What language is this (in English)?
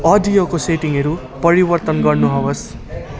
Nepali